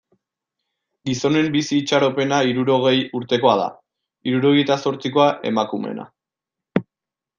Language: Basque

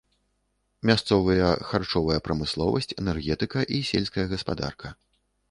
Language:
Belarusian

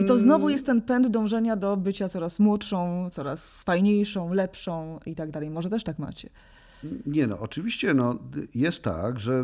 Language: Polish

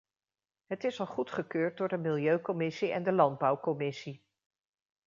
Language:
Dutch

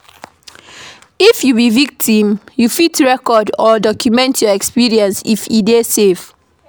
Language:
Nigerian Pidgin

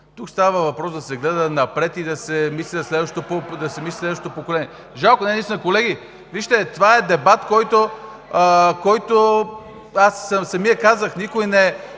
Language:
Bulgarian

